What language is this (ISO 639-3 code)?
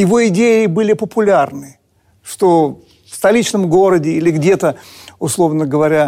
rus